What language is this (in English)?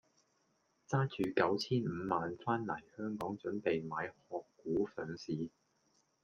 Cantonese